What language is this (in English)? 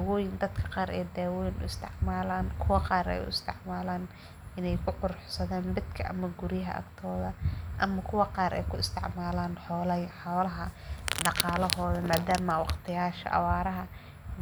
Somali